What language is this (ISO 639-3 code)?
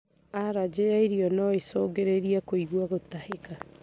kik